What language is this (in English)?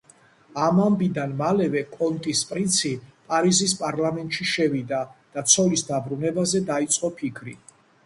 Georgian